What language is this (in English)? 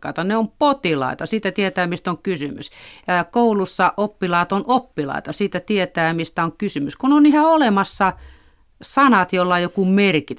Finnish